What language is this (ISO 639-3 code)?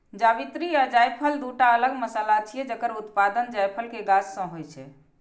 mai